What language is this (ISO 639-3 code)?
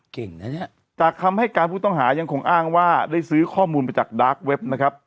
tha